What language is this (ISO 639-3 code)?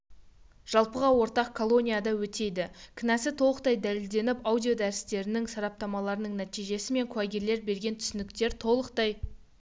kaz